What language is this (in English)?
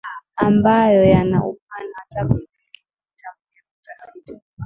Swahili